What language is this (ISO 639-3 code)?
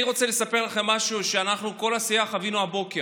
heb